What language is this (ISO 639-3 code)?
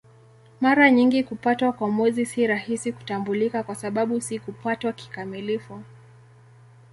swa